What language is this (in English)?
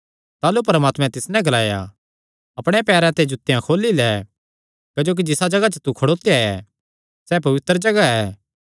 Kangri